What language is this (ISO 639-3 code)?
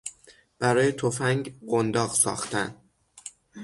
fas